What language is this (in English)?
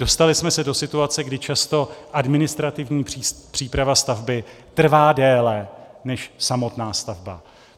Czech